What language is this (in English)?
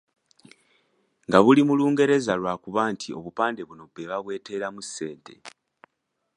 Ganda